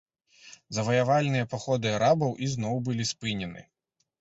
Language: Belarusian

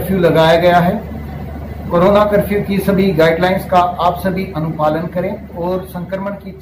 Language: Hindi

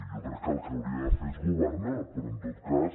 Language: Catalan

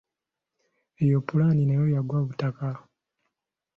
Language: Ganda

